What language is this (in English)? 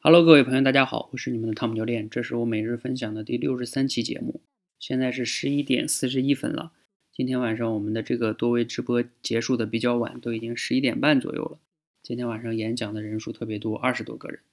Chinese